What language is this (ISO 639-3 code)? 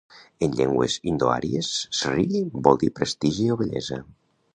cat